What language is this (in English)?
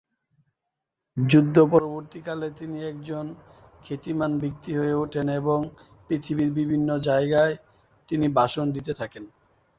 Bangla